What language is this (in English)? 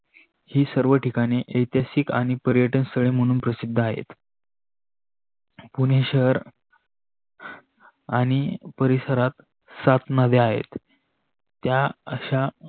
Marathi